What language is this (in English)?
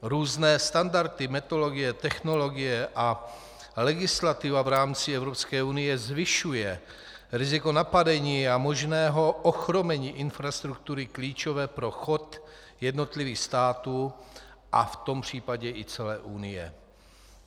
Czech